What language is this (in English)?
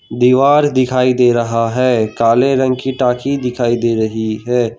Hindi